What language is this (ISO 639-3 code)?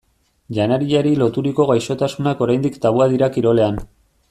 eus